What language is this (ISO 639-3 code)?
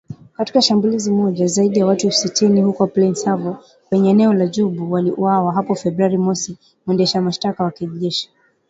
swa